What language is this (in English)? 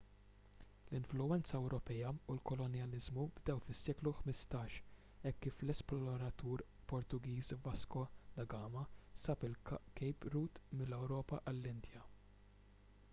Maltese